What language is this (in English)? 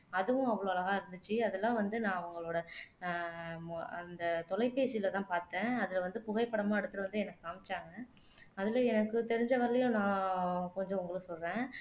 Tamil